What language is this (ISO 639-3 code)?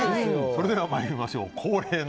jpn